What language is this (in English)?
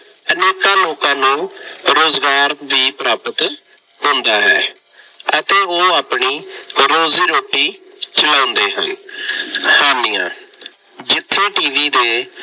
Punjabi